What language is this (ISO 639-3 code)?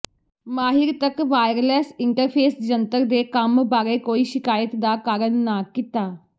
pan